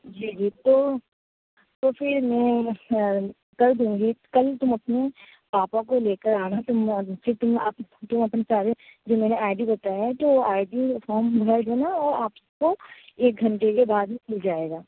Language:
Urdu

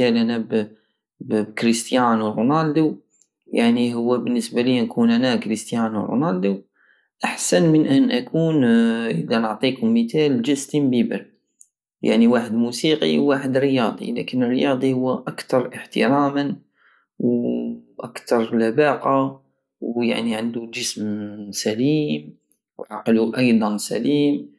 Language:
Algerian Saharan Arabic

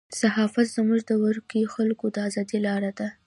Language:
Pashto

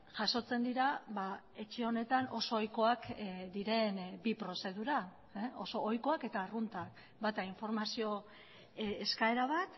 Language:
Basque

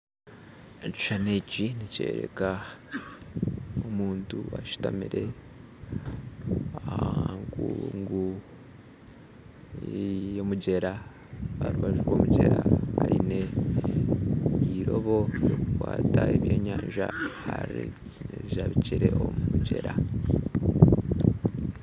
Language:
Nyankole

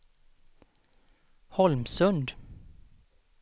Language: Swedish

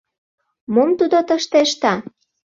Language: Mari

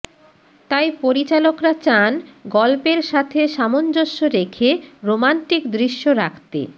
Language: Bangla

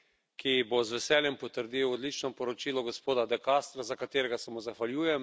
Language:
Slovenian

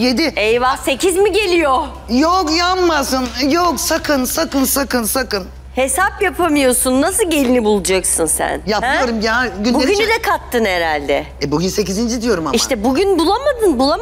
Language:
Turkish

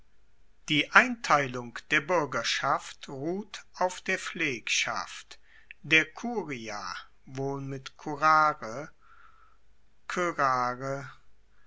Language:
German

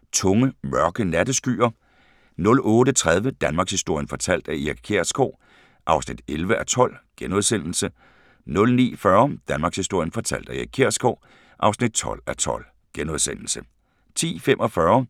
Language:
Danish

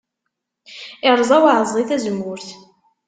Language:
Kabyle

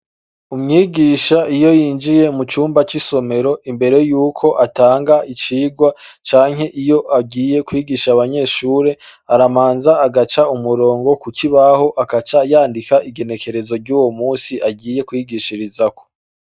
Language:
Rundi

